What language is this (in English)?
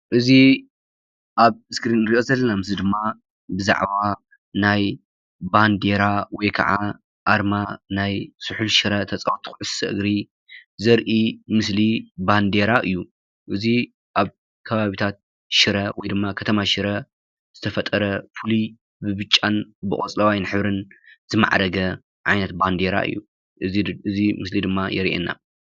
Tigrinya